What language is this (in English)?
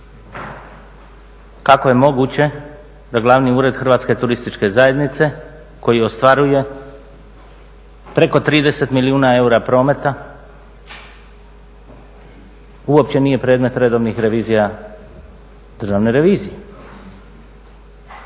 Croatian